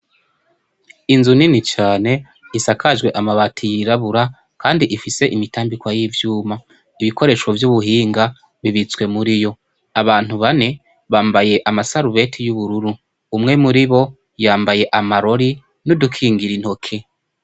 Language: Rundi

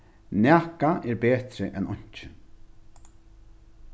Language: Faroese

